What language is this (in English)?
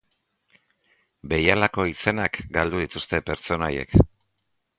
Basque